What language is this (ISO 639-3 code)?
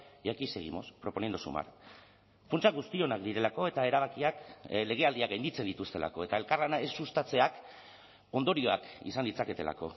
eus